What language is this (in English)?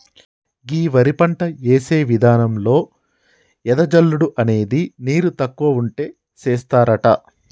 Telugu